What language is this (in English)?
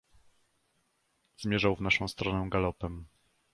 Polish